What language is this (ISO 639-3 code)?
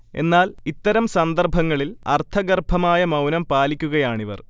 mal